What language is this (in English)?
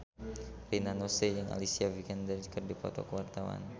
Sundanese